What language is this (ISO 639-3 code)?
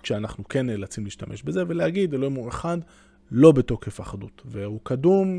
heb